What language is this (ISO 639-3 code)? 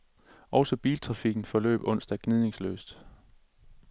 dan